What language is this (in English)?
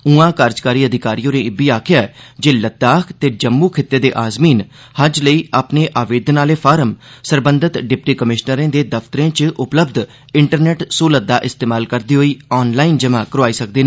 Dogri